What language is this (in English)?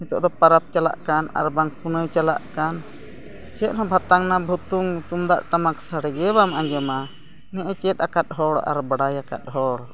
Santali